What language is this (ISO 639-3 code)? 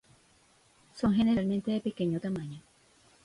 spa